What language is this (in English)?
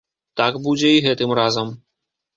Belarusian